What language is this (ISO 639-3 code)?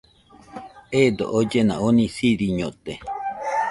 hux